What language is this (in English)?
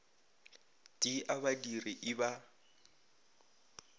Northern Sotho